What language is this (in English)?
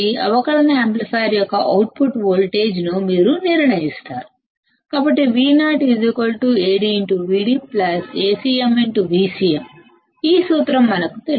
Telugu